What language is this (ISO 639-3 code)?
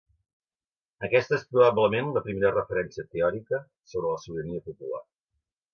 cat